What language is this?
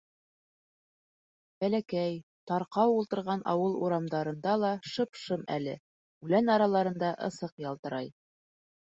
Bashkir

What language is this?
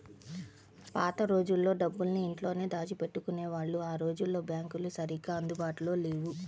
Telugu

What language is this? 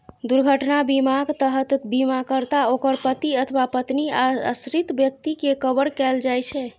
Maithili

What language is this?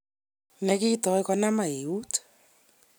Kalenjin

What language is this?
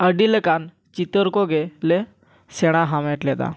Santali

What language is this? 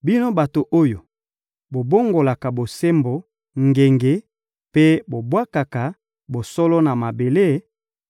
Lingala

